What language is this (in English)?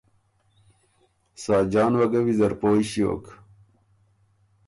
Ormuri